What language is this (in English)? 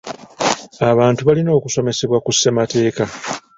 Ganda